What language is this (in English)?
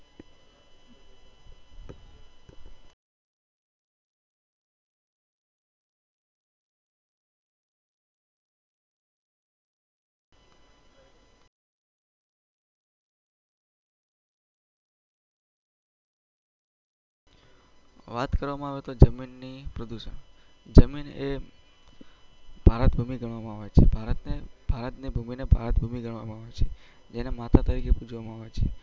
Gujarati